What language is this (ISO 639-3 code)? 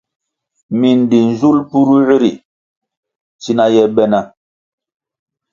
nmg